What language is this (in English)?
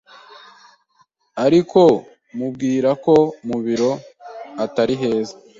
Kinyarwanda